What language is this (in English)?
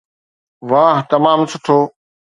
Sindhi